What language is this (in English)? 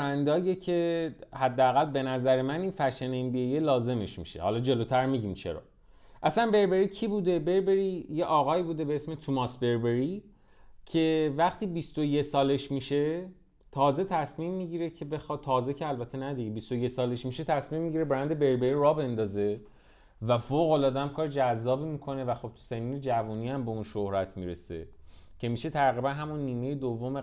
Persian